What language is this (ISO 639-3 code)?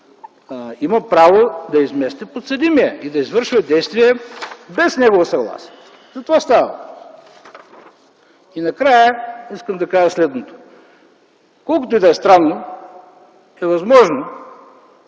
bul